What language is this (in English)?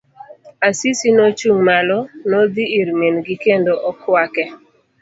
Luo (Kenya and Tanzania)